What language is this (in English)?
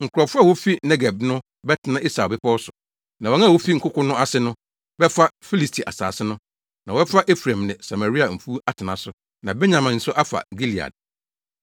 Akan